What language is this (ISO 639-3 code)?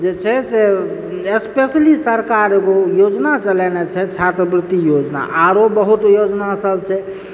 mai